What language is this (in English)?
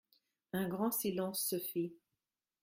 French